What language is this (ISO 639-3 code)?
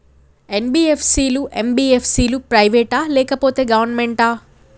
tel